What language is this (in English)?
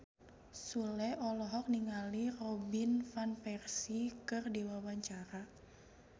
Sundanese